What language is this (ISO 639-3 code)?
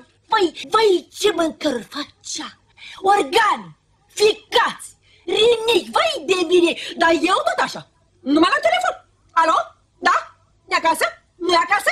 ron